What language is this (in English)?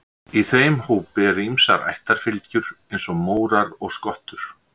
Icelandic